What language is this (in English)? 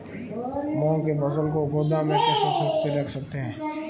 Hindi